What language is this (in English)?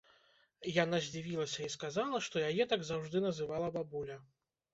Belarusian